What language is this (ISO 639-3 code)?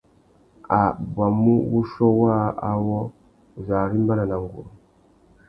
bag